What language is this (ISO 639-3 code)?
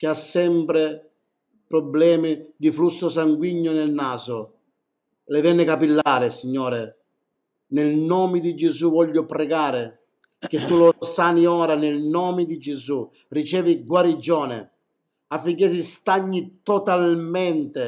ita